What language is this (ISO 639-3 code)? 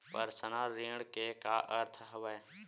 hne